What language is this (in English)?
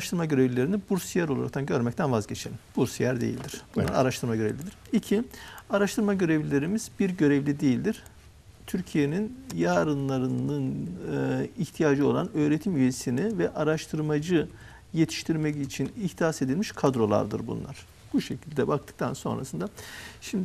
Turkish